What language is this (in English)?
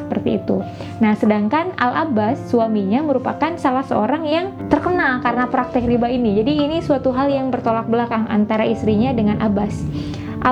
Indonesian